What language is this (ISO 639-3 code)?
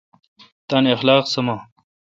xka